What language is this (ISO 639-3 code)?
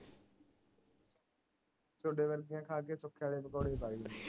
pan